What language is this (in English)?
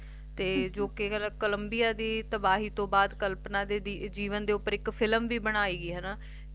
Punjabi